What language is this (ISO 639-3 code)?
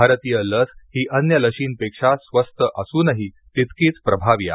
mar